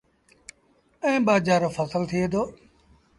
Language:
Sindhi Bhil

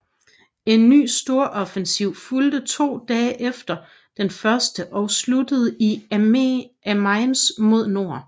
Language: Danish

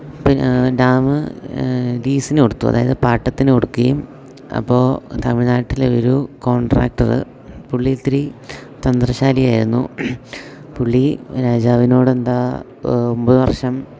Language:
Malayalam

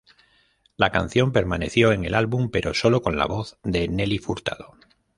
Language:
Spanish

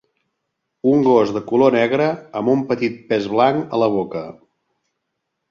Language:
Catalan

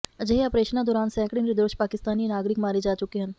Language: Punjabi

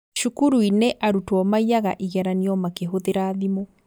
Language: Kikuyu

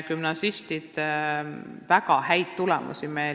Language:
Estonian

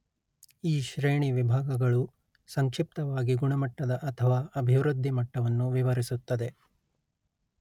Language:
Kannada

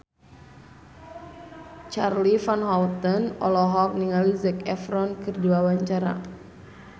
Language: Sundanese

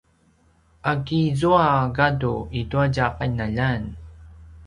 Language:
Paiwan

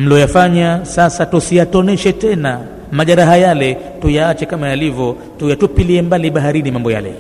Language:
Swahili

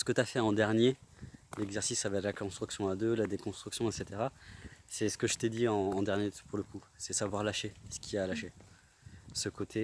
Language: French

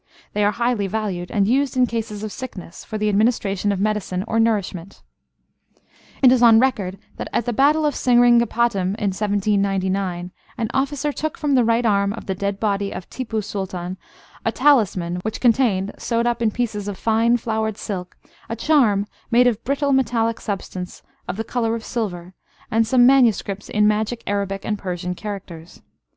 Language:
English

